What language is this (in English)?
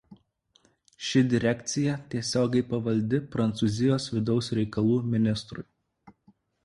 Lithuanian